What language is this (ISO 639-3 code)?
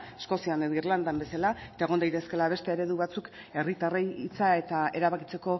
eus